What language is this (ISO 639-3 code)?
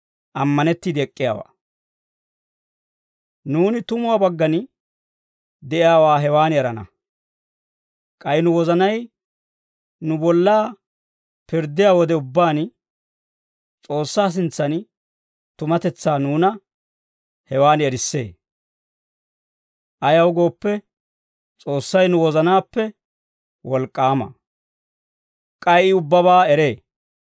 dwr